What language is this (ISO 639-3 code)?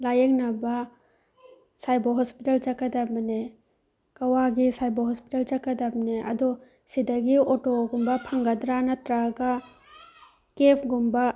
mni